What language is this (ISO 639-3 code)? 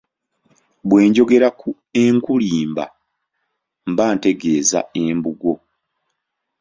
lug